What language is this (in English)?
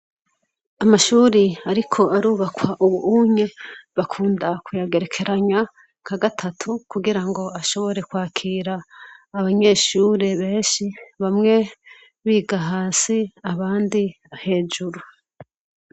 Rundi